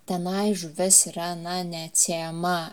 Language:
Lithuanian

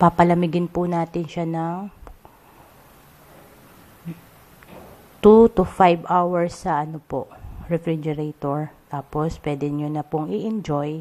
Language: Filipino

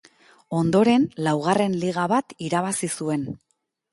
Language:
Basque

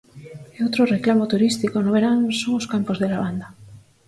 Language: Galician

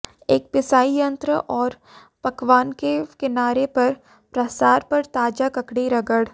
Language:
Hindi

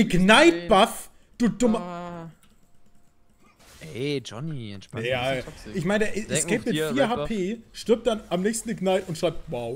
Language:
German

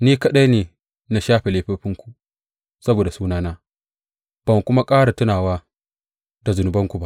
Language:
Hausa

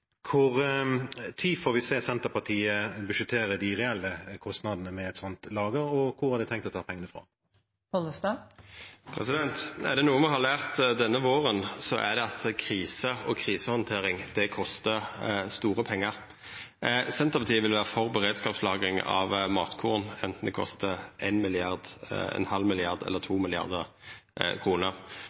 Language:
Norwegian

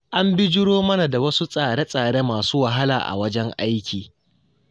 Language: Hausa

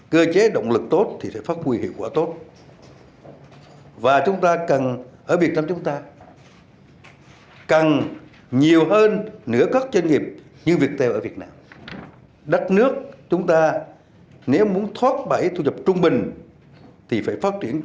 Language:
Vietnamese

